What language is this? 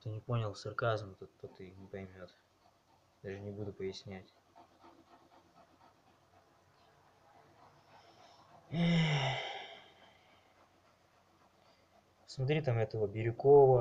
Russian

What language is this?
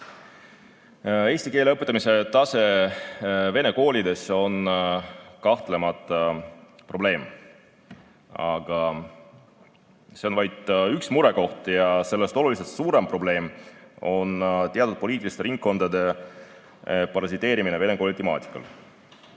Estonian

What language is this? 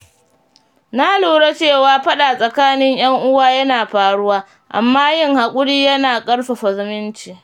Hausa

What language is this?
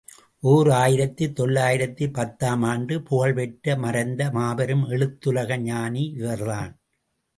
Tamil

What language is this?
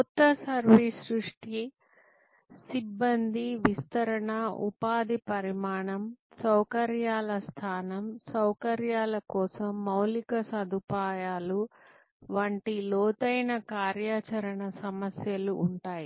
Telugu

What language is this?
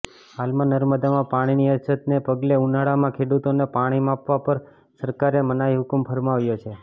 Gujarati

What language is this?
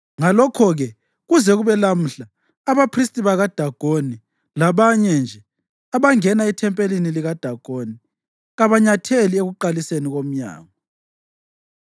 North Ndebele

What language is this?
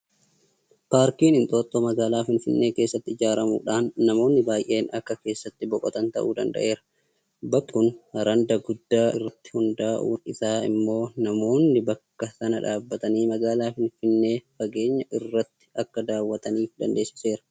Oromo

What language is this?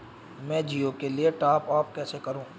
Hindi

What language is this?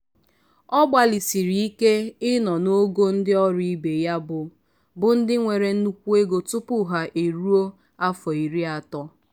Igbo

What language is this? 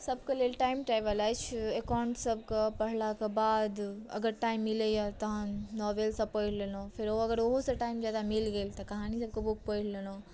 Maithili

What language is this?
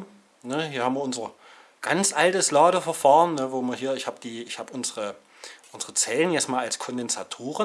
German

